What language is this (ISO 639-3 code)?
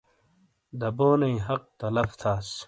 scl